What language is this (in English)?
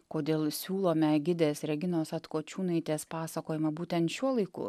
Lithuanian